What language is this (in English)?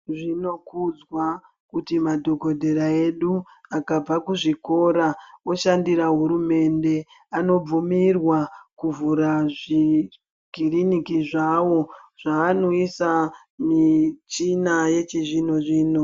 Ndau